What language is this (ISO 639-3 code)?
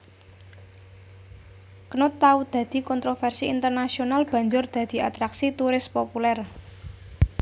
jav